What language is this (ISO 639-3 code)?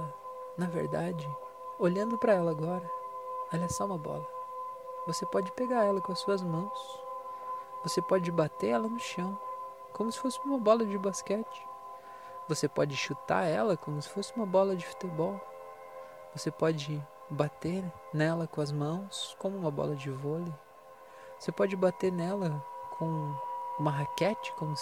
por